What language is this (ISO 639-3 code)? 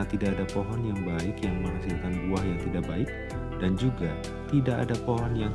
ind